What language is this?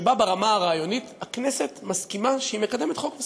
Hebrew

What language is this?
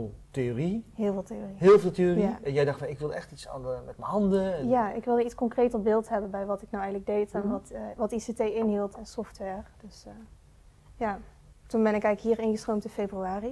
Dutch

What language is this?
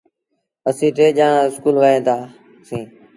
Sindhi Bhil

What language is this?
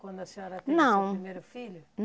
Portuguese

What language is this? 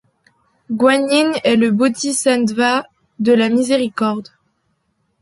French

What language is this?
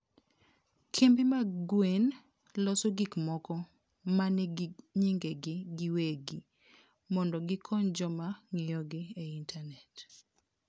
Luo (Kenya and Tanzania)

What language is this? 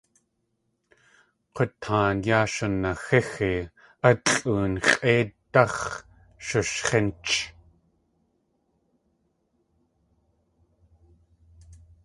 Tlingit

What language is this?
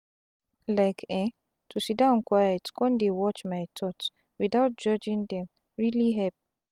Nigerian Pidgin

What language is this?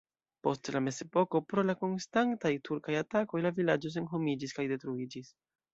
Esperanto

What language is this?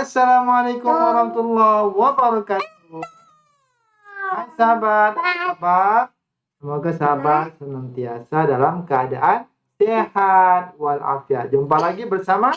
Indonesian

